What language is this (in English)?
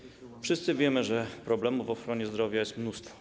Polish